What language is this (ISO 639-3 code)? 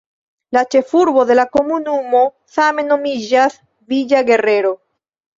epo